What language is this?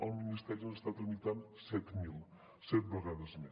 Catalan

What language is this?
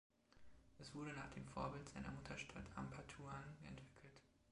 German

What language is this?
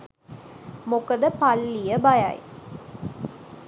Sinhala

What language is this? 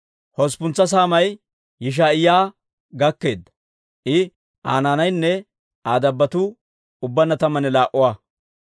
Dawro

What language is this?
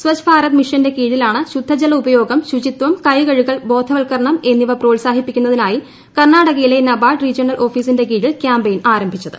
Malayalam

